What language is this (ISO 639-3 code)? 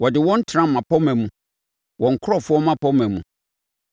aka